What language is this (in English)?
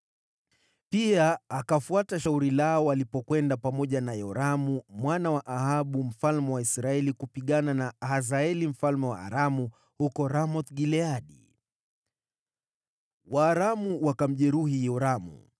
Swahili